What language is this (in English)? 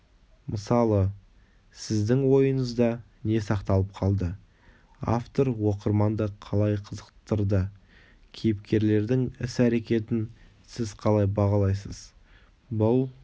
Kazakh